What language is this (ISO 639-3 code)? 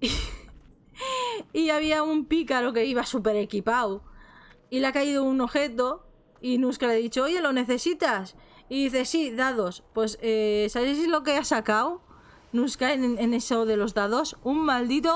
spa